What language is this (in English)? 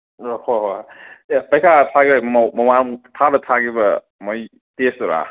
Manipuri